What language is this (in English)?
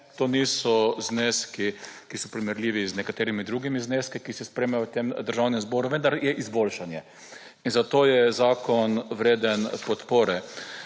Slovenian